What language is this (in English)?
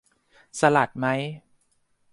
Thai